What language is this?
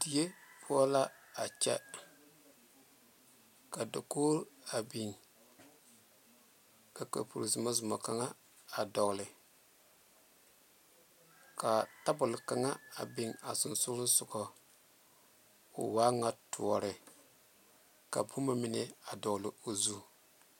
Southern Dagaare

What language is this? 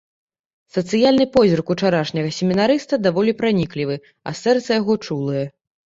Belarusian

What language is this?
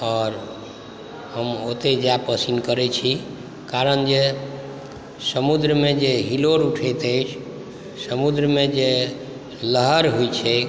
Maithili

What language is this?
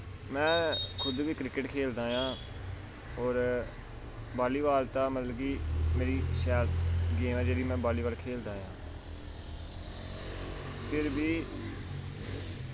Dogri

